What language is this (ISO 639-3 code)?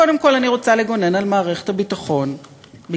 heb